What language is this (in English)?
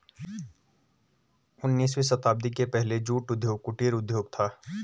Hindi